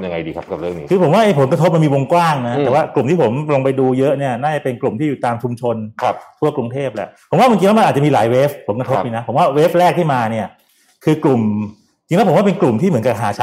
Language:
Thai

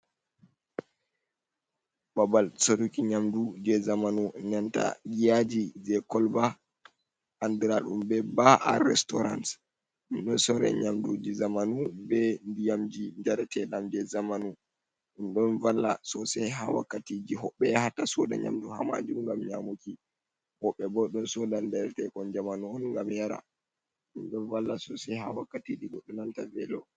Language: Fula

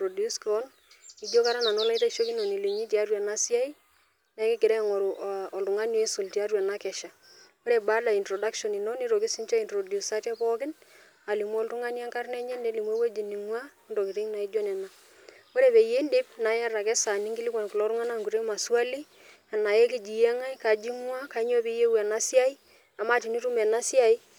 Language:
Masai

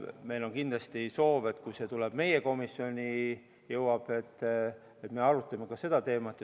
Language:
Estonian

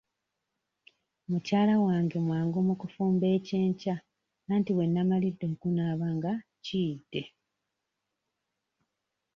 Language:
Ganda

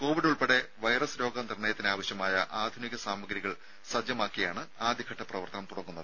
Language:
Malayalam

